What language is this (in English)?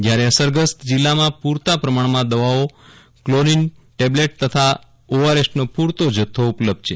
Gujarati